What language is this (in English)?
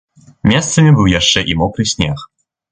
Belarusian